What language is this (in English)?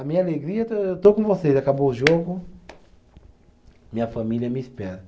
Portuguese